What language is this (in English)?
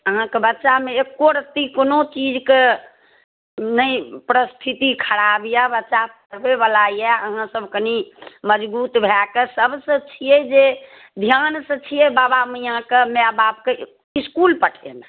Maithili